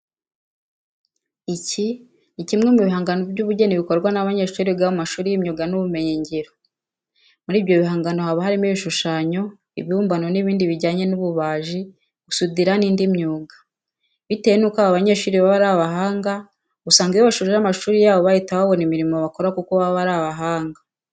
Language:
Kinyarwanda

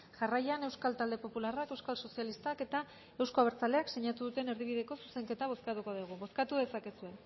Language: Basque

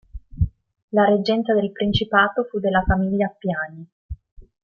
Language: Italian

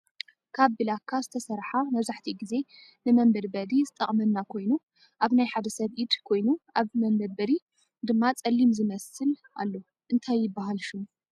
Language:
Tigrinya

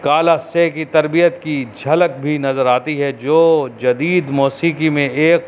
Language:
Urdu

